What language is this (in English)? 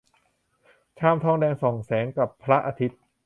Thai